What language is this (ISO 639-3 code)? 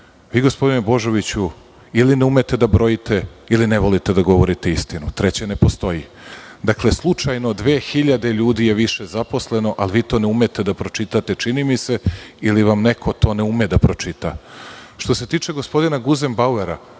srp